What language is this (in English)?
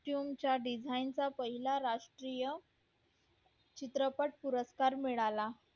Marathi